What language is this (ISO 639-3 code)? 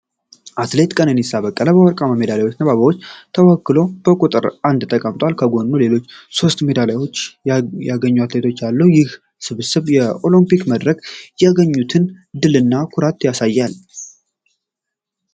amh